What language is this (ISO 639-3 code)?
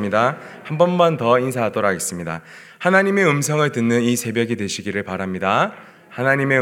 kor